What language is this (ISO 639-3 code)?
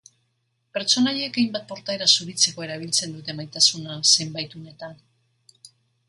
eus